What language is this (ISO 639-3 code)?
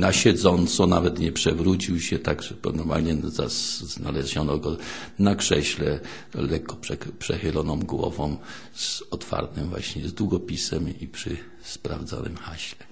pol